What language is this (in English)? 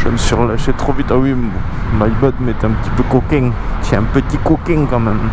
French